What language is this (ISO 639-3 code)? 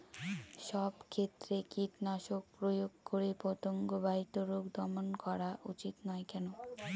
ben